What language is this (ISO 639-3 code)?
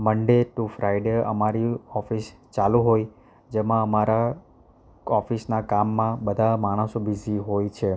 guj